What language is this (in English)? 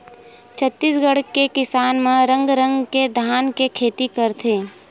Chhattisgarhi